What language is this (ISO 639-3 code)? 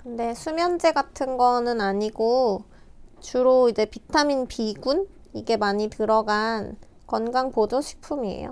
kor